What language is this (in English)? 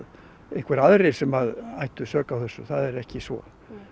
Icelandic